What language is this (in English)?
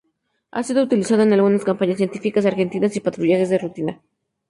Spanish